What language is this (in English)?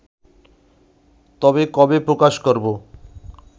Bangla